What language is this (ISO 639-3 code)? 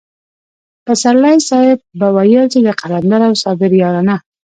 pus